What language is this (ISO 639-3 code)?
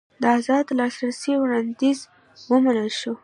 pus